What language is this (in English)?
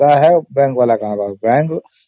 Odia